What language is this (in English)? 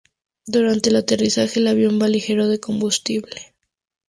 Spanish